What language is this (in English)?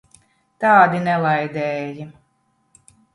Latvian